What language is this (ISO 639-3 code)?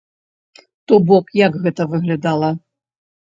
bel